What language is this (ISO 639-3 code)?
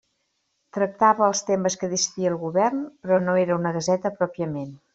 cat